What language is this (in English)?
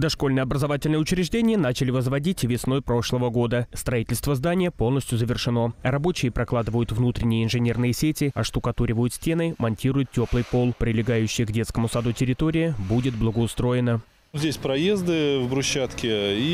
Russian